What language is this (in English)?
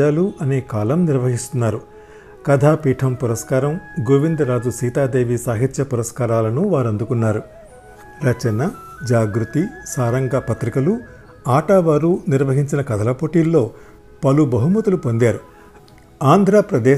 Telugu